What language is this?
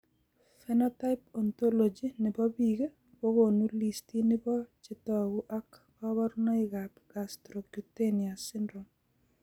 Kalenjin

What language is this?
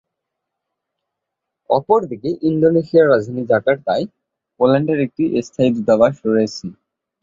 Bangla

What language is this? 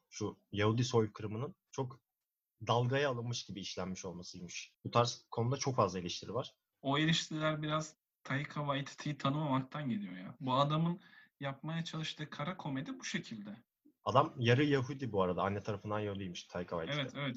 Turkish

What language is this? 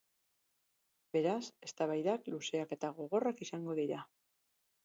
Basque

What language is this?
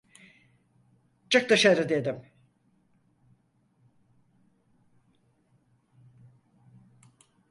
Turkish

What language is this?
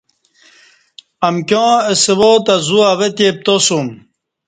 Kati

